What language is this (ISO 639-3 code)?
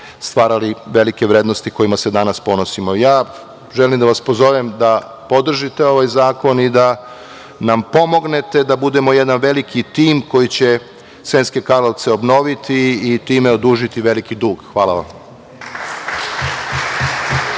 srp